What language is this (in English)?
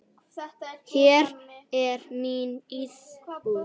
Icelandic